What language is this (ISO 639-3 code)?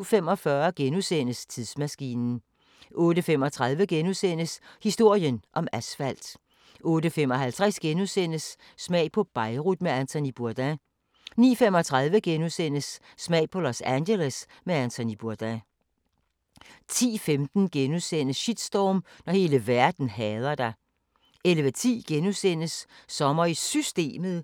dan